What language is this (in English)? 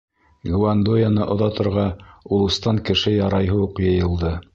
Bashkir